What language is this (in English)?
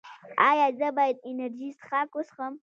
Pashto